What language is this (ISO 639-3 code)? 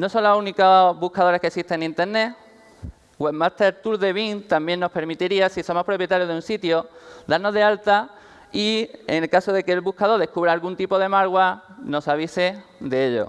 spa